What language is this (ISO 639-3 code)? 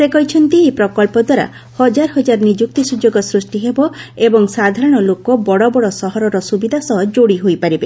ori